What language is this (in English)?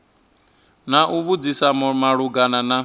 Venda